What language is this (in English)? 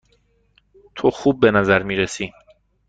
Persian